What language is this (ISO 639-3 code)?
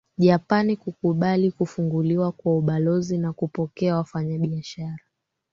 swa